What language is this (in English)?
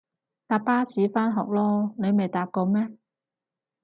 Cantonese